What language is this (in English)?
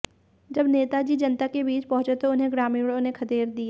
Hindi